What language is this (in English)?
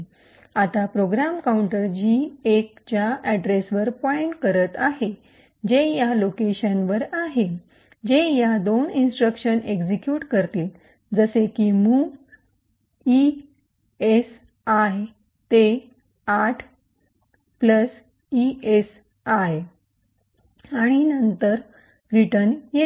Marathi